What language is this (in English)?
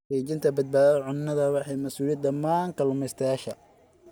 Somali